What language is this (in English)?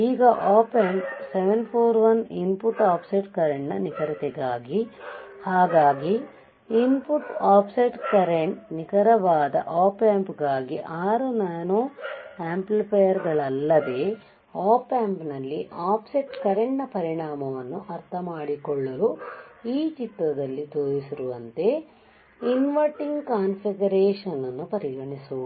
Kannada